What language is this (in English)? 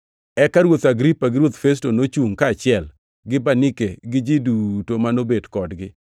Luo (Kenya and Tanzania)